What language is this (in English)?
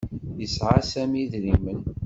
Kabyle